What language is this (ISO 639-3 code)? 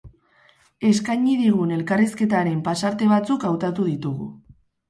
eus